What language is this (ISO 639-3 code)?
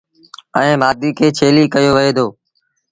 sbn